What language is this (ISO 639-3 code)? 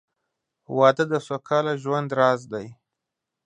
pus